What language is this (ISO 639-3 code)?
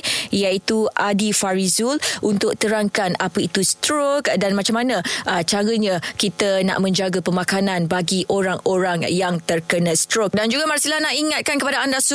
msa